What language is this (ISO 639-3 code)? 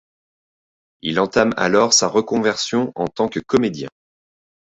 fra